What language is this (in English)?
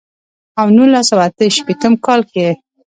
Pashto